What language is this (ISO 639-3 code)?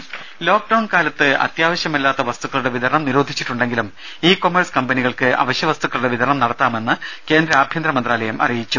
mal